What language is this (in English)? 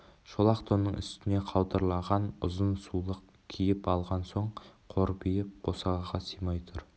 Kazakh